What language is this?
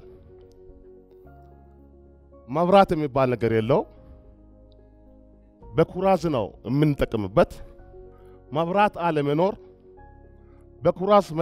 Arabic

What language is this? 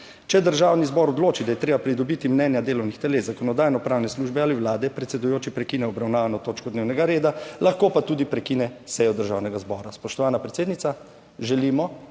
Slovenian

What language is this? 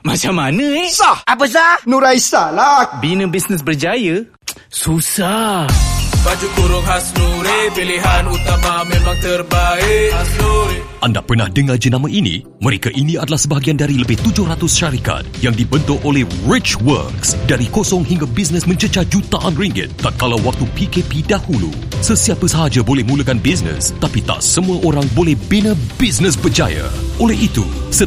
Malay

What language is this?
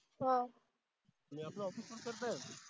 Marathi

